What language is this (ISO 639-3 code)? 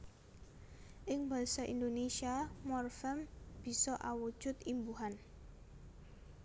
jav